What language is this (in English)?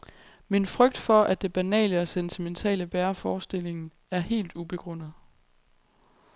Danish